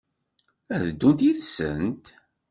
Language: Kabyle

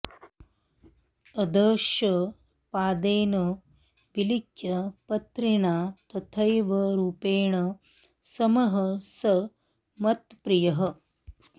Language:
Sanskrit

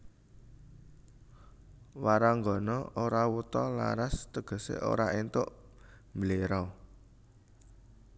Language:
Javanese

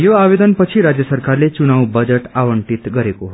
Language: Nepali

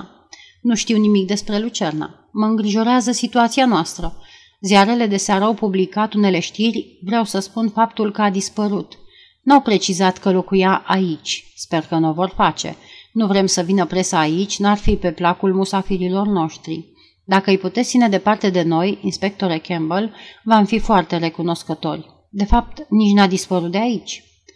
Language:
Romanian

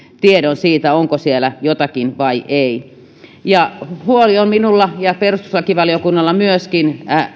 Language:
Finnish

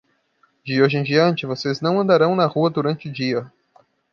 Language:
Portuguese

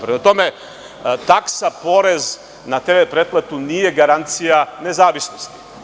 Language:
Serbian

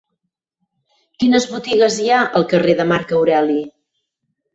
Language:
Catalan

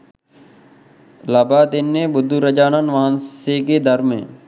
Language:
Sinhala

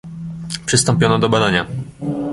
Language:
Polish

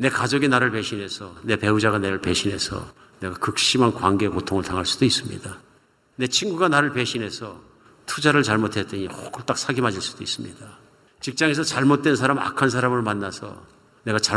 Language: Korean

